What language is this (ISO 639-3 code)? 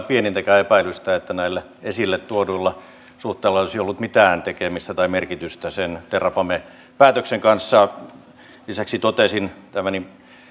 fin